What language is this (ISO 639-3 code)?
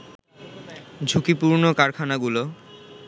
ben